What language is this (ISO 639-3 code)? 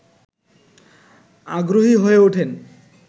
ben